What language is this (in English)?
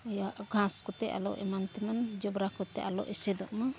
Santali